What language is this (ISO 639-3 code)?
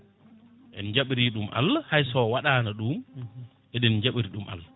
ful